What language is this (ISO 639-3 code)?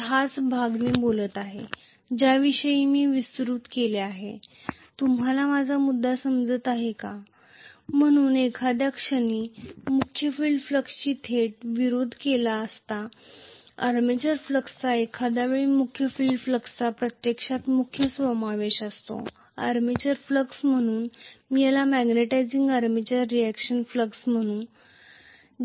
mar